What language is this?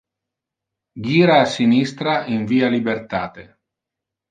Interlingua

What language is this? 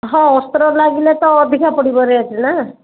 Odia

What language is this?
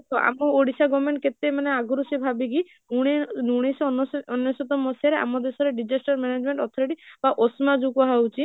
Odia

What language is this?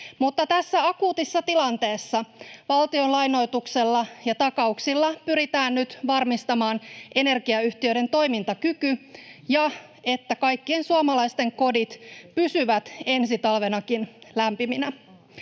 Finnish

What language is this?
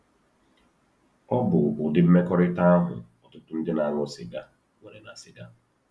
Igbo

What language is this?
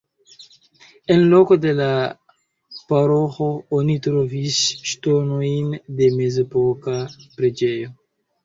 Esperanto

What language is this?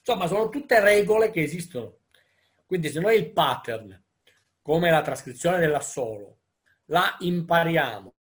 Italian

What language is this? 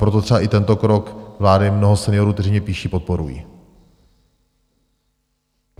Czech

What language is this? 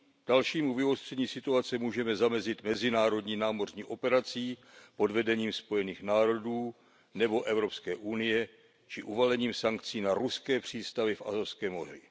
Czech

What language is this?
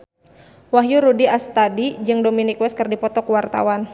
Sundanese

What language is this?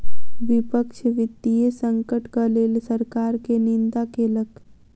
Maithili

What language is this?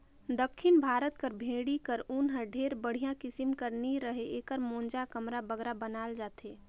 Chhattisgarhi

